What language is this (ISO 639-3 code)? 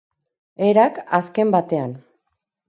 eus